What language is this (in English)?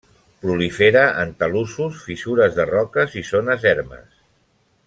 Catalan